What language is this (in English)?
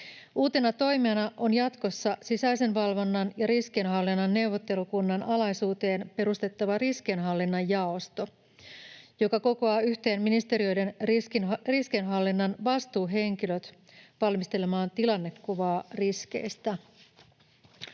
Finnish